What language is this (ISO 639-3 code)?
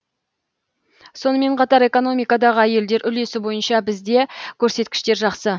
kaz